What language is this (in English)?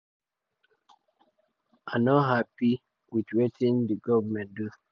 Nigerian Pidgin